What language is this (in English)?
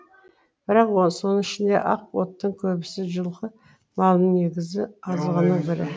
Kazakh